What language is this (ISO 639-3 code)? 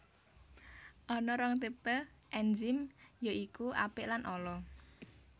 jav